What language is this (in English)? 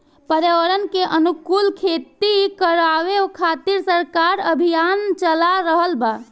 Bhojpuri